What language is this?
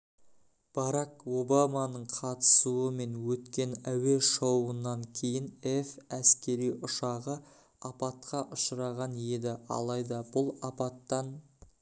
Kazakh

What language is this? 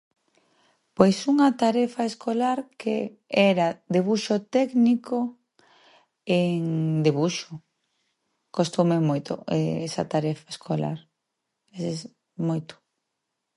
Galician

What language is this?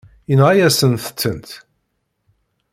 Kabyle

